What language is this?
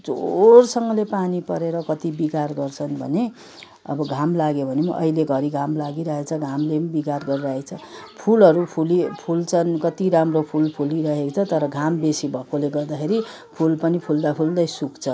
Nepali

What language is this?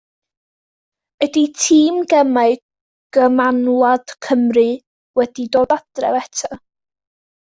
Welsh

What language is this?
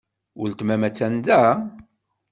Kabyle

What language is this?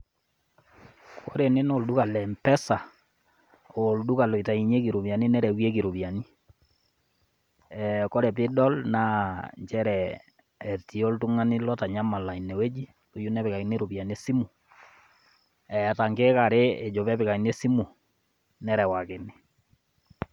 Masai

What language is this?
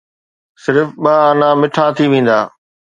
Sindhi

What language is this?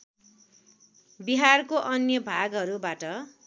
Nepali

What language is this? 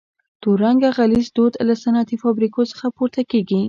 Pashto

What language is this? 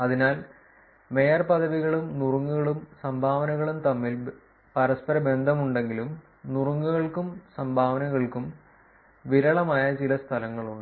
Malayalam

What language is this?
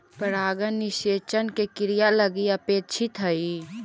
Magahi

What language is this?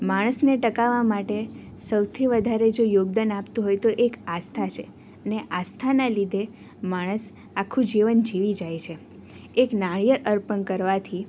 Gujarati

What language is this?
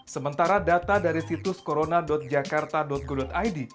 Indonesian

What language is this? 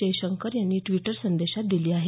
Marathi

